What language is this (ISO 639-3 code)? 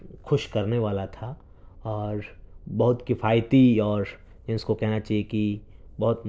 urd